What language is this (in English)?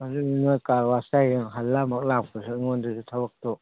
Manipuri